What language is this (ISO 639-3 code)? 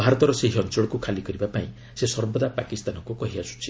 ori